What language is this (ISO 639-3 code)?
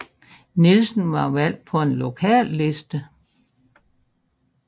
dan